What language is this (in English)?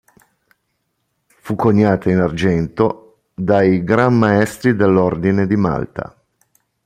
Italian